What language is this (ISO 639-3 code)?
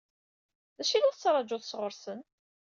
kab